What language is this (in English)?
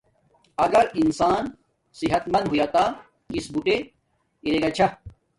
Domaaki